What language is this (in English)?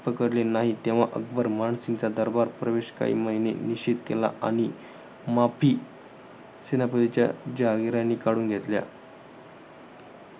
Marathi